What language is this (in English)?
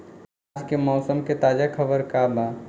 Bhojpuri